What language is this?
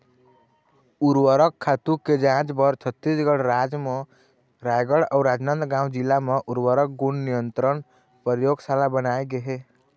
Chhattisgarhi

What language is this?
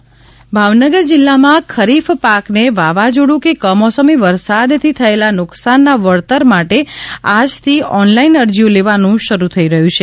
Gujarati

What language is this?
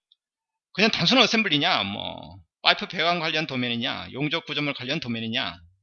Korean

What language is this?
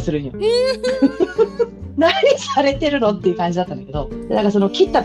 Japanese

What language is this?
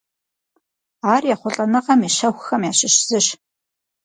Kabardian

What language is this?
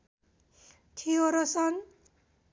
Nepali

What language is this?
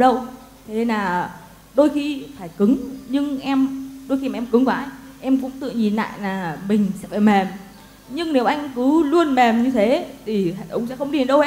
Vietnamese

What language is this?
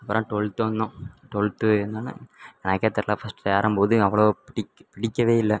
Tamil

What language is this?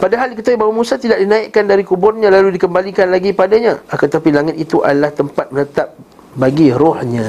Malay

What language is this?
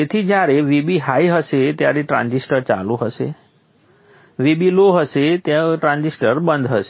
Gujarati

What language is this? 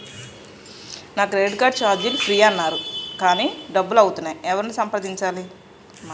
Telugu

